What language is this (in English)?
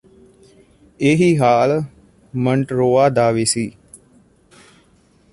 Punjabi